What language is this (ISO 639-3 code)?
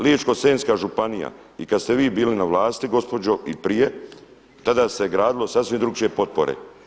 hrv